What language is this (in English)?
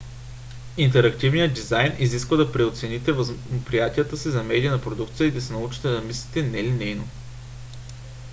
Bulgarian